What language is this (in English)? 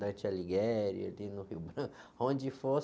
Portuguese